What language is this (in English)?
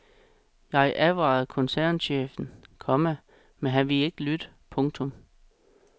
Danish